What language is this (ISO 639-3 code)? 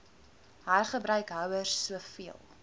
afr